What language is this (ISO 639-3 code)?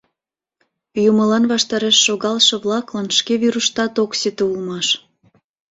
chm